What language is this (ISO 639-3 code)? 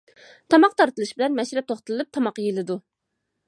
uig